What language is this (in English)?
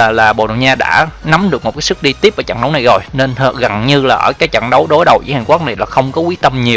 Vietnamese